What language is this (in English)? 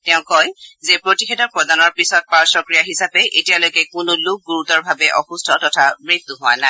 Assamese